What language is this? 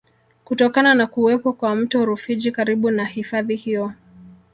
Swahili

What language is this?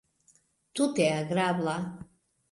Esperanto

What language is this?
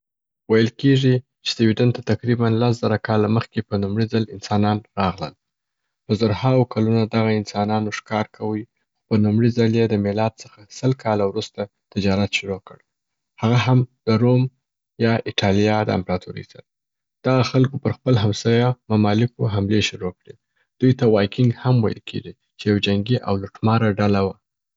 Southern Pashto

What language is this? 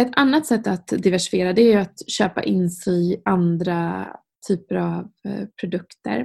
Swedish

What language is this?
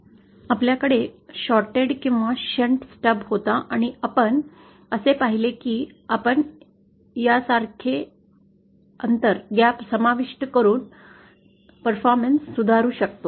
Marathi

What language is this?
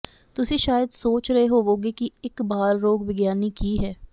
Punjabi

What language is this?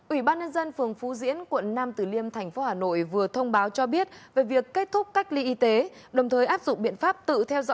Vietnamese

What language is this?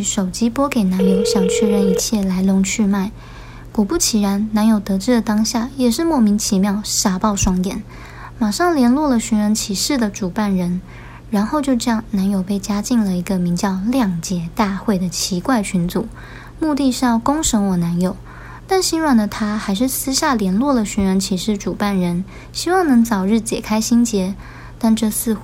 Chinese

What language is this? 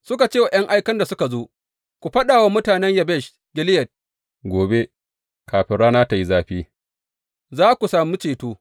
Hausa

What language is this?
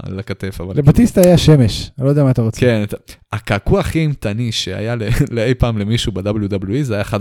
Hebrew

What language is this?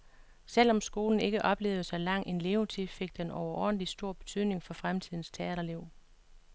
Danish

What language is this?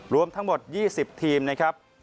Thai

